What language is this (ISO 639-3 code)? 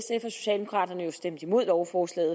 dan